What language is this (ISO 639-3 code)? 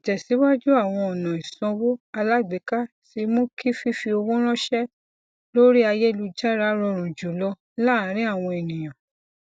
yor